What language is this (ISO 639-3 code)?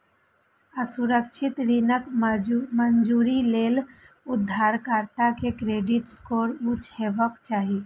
mai